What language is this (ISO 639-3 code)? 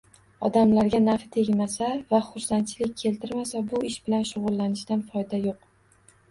uzb